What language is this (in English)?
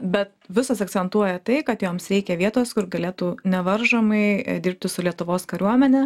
Lithuanian